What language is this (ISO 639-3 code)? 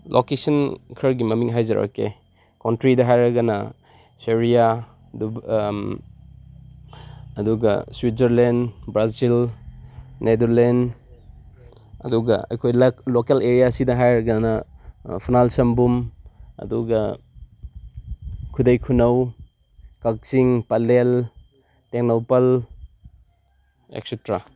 mni